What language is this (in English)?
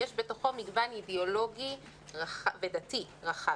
Hebrew